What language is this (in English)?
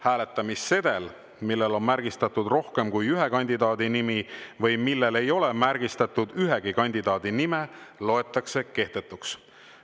Estonian